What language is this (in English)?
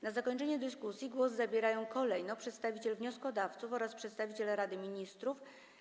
Polish